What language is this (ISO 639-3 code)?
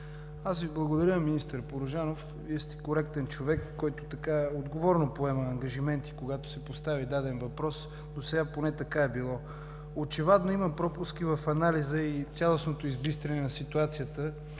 bul